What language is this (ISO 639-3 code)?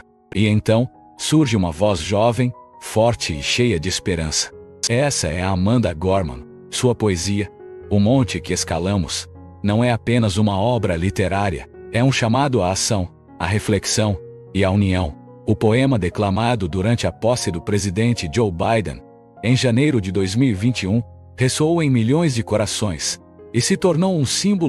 por